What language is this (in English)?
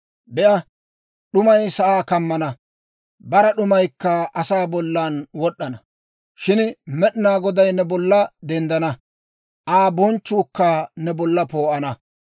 Dawro